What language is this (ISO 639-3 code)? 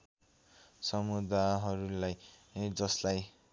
nep